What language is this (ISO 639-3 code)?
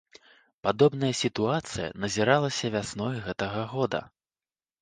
bel